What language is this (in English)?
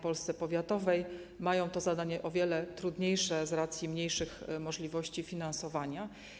Polish